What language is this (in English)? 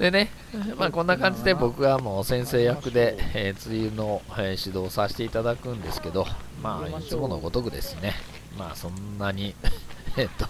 Japanese